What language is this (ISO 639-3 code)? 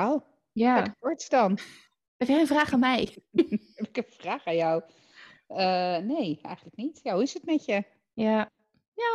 nld